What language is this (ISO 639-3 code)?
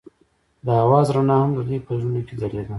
pus